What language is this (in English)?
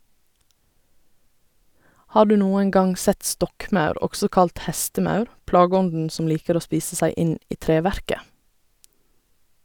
Norwegian